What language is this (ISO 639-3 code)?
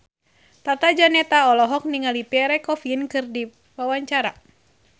sun